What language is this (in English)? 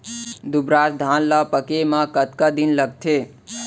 Chhattisgarhi